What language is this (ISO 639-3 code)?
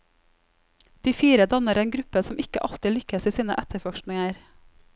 nor